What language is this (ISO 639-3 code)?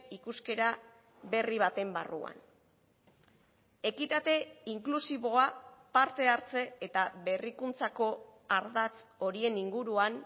eus